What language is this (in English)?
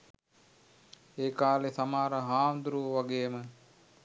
Sinhala